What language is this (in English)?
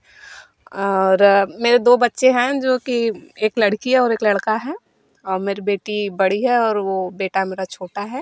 Hindi